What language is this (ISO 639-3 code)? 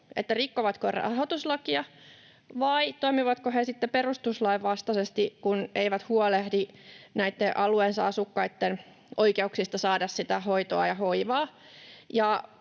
fin